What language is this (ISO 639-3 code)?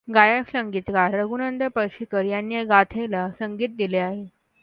mar